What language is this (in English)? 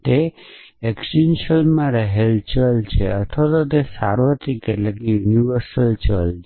Gujarati